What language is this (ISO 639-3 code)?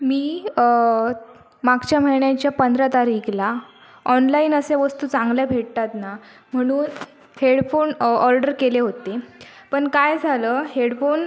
mar